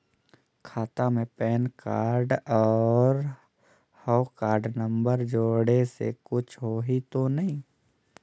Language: Chhattisgarhi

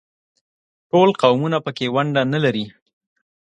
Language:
Pashto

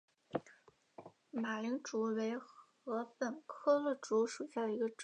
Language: Chinese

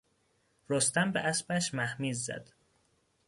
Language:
Persian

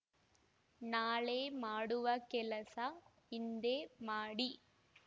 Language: Kannada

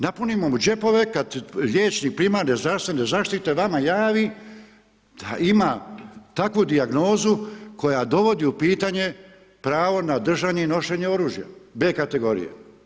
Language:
Croatian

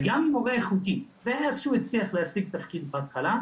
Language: Hebrew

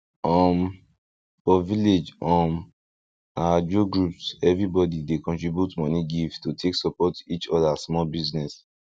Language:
Nigerian Pidgin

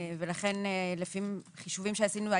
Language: Hebrew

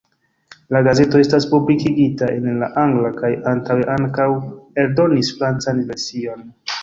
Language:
Esperanto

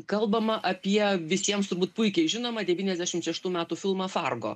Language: Lithuanian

